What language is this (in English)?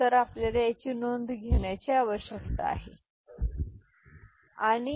Marathi